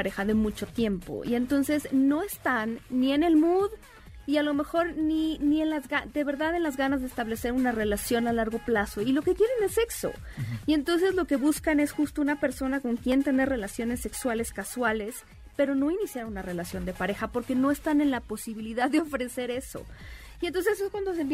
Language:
Spanish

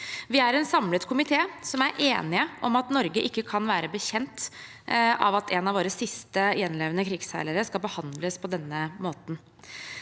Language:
Norwegian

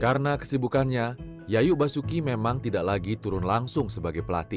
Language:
Indonesian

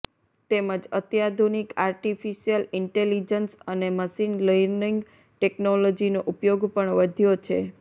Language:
Gujarati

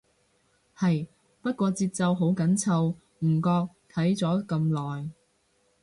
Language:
Cantonese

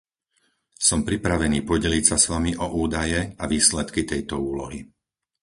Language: Slovak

